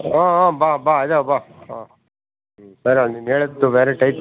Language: Kannada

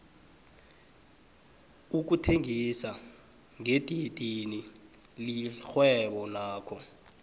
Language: South Ndebele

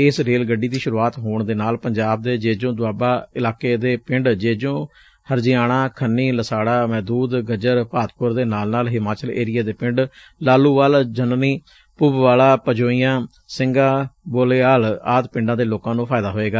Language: Punjabi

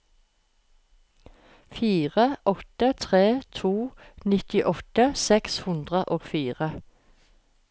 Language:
Norwegian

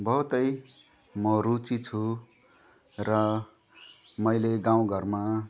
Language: Nepali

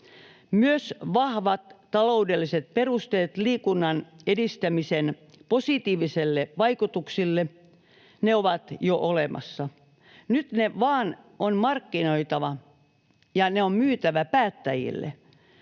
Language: Finnish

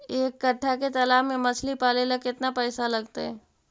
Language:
Magahi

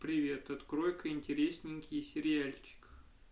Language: Russian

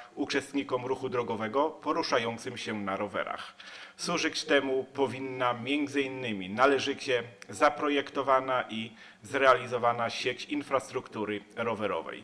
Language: Polish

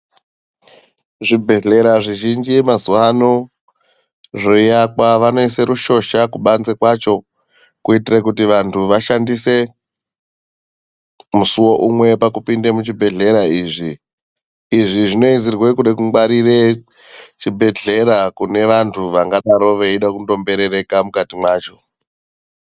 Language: Ndau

